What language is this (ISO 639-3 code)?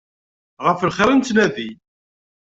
kab